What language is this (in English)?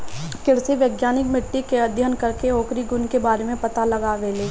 Bhojpuri